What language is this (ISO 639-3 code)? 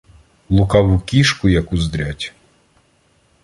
ukr